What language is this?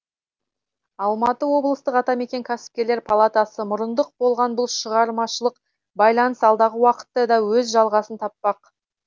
Kazakh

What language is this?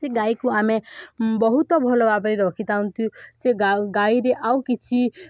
Odia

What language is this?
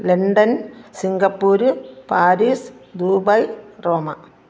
Malayalam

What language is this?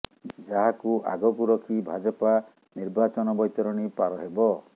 Odia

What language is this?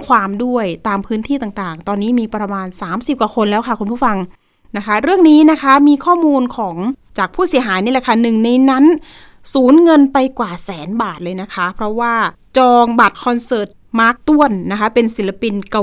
Thai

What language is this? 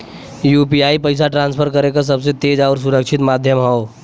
Bhojpuri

